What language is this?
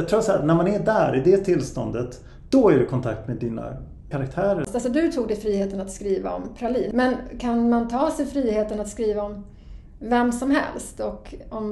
Swedish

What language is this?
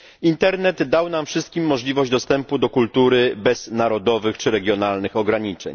Polish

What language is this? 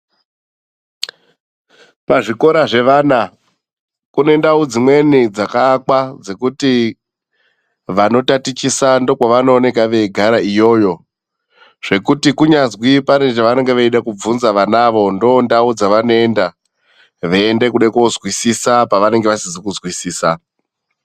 Ndau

